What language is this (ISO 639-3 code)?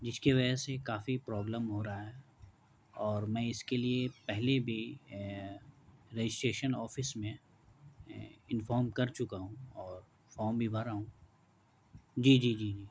urd